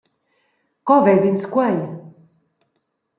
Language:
Romansh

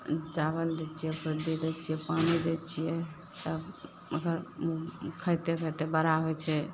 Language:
Maithili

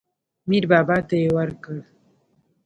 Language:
Pashto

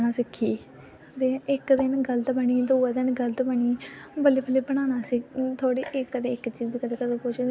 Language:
Dogri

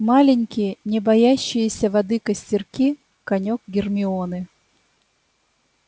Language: Russian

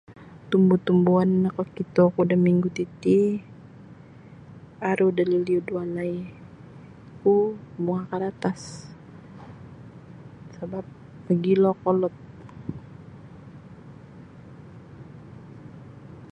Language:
Sabah Bisaya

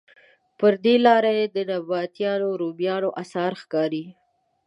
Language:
Pashto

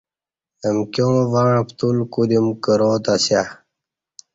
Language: Kati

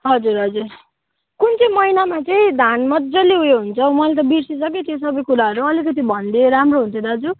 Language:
Nepali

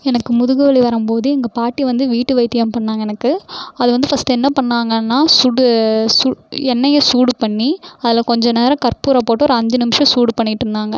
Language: Tamil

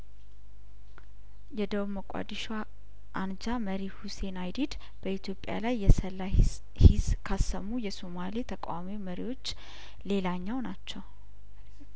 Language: Amharic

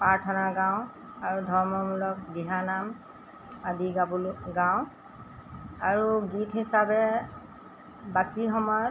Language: Assamese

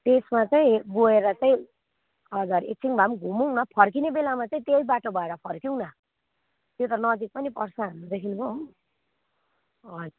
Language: Nepali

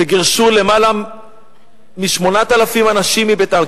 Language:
Hebrew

